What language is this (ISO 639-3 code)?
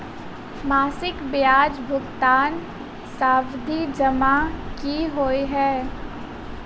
mai